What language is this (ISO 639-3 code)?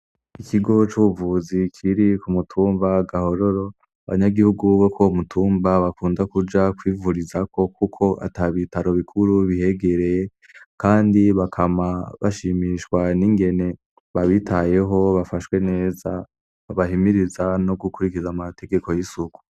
run